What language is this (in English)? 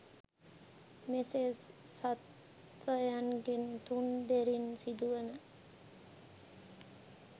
Sinhala